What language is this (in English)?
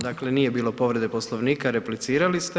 Croatian